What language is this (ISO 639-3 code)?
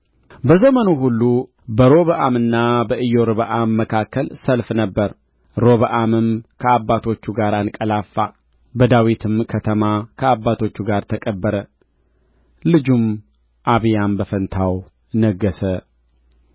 amh